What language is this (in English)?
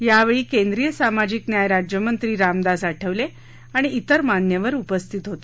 Marathi